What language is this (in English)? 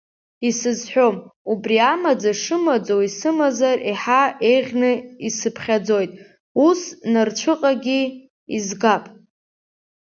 Abkhazian